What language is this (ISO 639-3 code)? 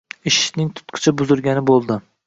uzb